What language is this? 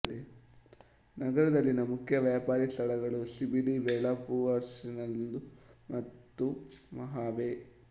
Kannada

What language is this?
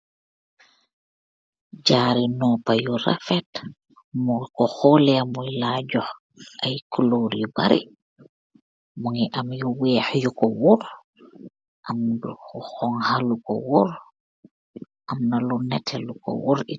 Wolof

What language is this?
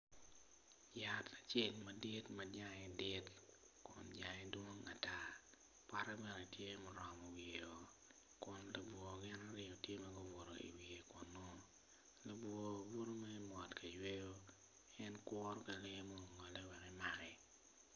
Acoli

